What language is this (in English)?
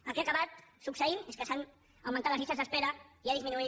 Catalan